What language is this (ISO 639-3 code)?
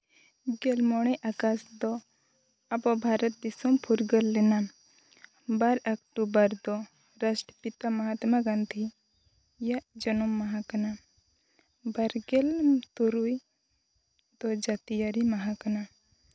sat